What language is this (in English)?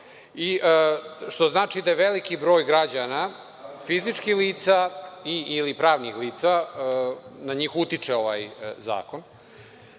Serbian